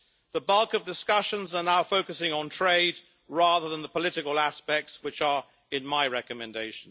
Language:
English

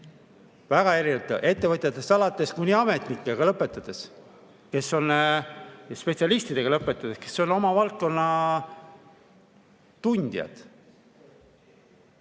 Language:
Estonian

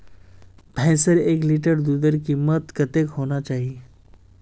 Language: Magahi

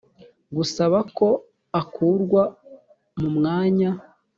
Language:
Kinyarwanda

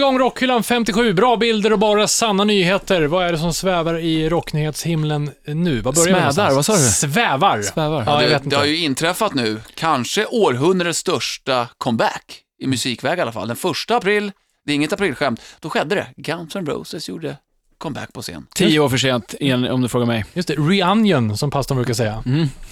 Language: Swedish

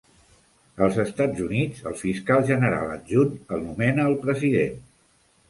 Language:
Catalan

